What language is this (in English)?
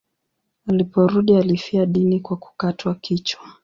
Swahili